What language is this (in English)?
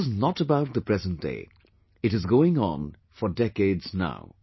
English